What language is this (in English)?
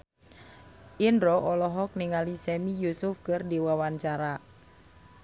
Sundanese